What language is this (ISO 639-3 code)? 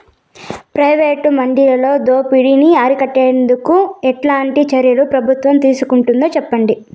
tel